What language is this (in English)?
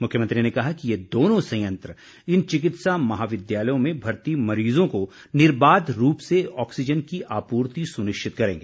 Hindi